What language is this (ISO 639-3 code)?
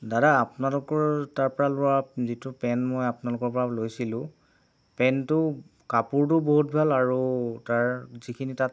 asm